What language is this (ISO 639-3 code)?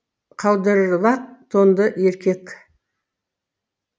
kaz